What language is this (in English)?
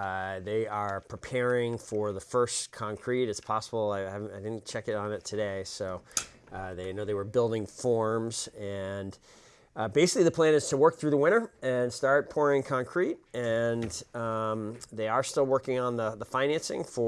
English